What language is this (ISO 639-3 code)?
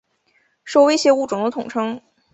zho